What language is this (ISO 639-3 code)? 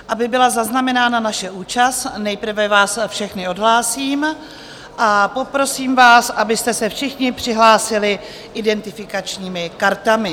ces